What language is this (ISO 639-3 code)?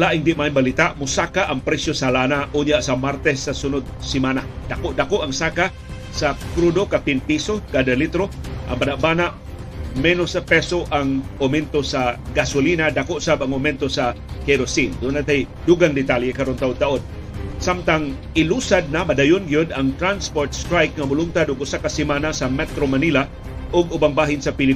fil